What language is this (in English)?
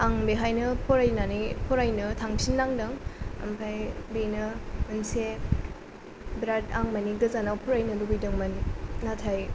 Bodo